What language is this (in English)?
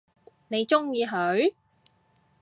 Cantonese